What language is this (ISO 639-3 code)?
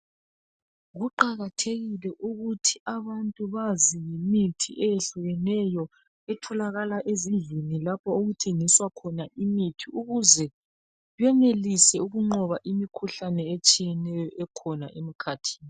nde